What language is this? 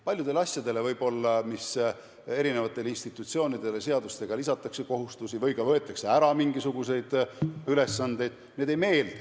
Estonian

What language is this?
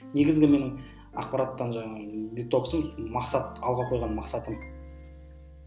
Kazakh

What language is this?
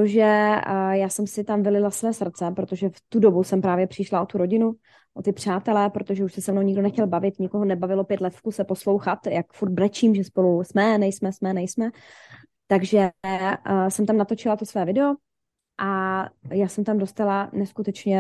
Czech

